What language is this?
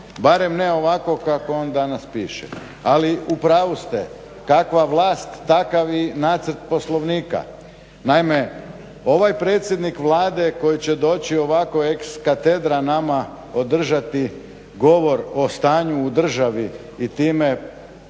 Croatian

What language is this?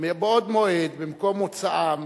Hebrew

